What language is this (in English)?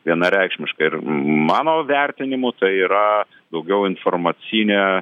Lithuanian